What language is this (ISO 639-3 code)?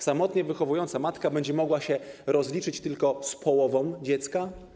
pol